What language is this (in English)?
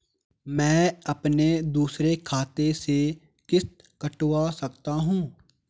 Hindi